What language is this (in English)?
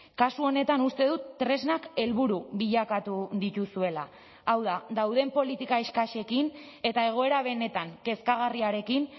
Basque